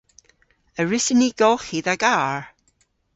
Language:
Cornish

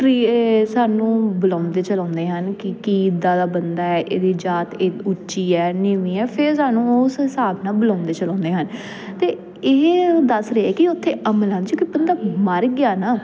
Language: Punjabi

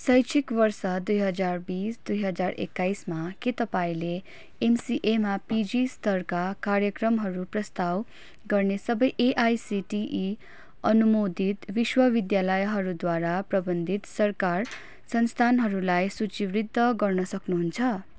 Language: Nepali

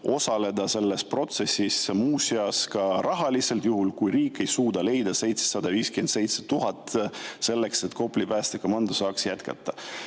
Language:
Estonian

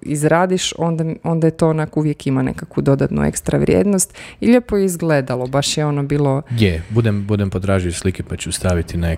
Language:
Croatian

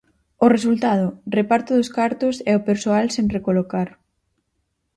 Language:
Galician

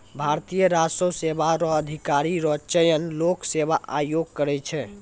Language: Maithili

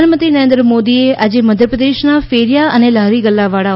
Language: Gujarati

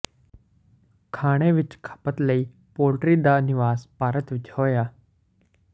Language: Punjabi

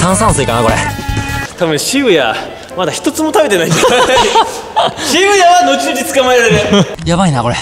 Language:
Japanese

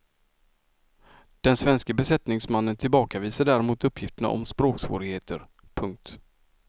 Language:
Swedish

